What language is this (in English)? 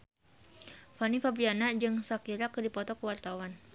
Sundanese